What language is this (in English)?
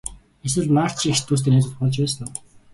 Mongolian